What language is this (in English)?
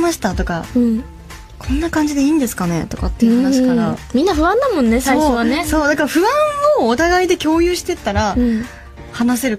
Japanese